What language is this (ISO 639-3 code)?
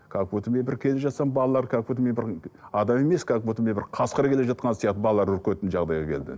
kaz